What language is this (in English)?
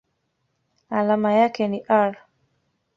Swahili